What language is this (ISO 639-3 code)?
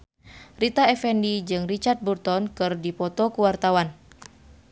sun